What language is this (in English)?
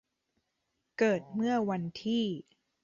Thai